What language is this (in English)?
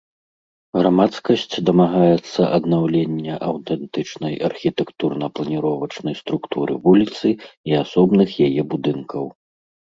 Belarusian